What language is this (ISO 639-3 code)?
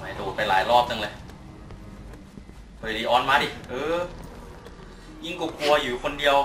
tha